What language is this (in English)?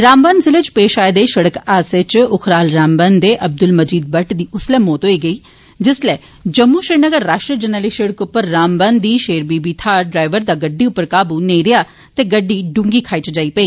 Dogri